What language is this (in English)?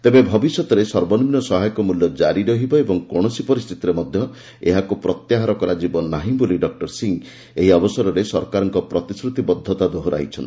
Odia